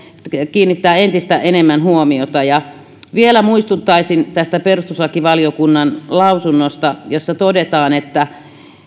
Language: Finnish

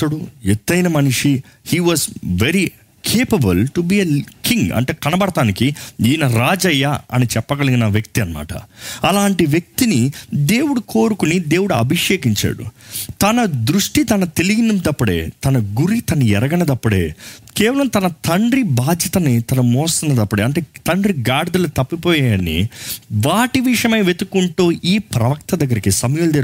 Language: Telugu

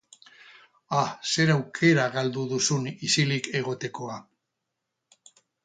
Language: Basque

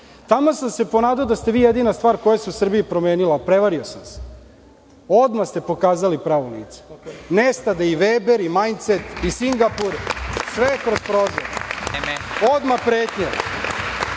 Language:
Serbian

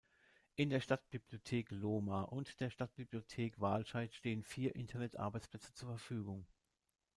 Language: German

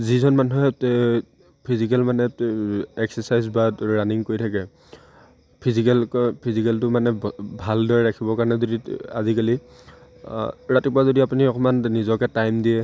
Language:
Assamese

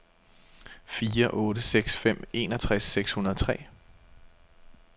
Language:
Danish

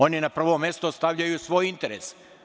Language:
Serbian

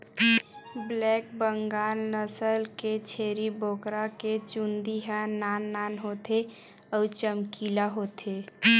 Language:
Chhattisgarhi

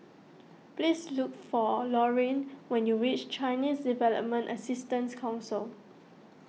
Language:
English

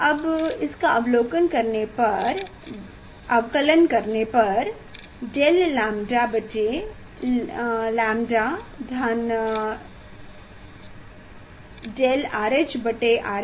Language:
Hindi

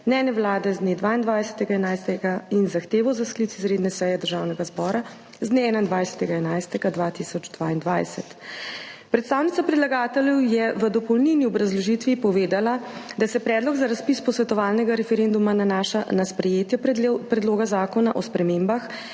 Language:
Slovenian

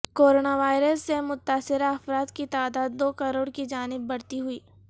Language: Urdu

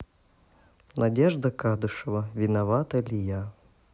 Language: Russian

